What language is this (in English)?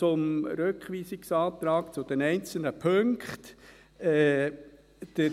Swiss German